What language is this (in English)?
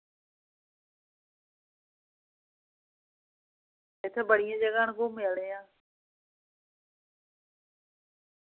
Dogri